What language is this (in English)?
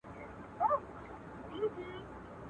Pashto